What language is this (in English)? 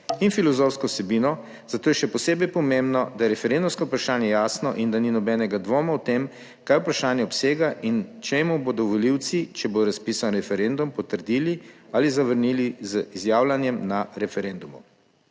Slovenian